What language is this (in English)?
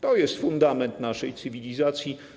Polish